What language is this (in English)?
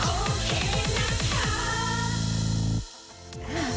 Thai